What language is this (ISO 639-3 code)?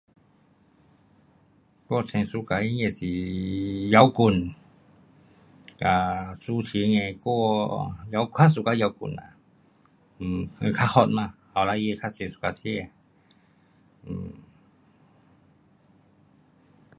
cpx